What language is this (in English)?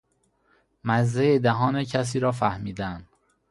Persian